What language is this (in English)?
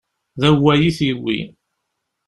Kabyle